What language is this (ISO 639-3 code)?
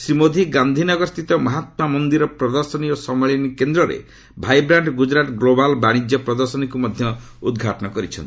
ori